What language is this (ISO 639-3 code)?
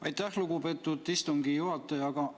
est